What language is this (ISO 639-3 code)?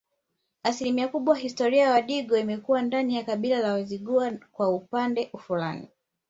swa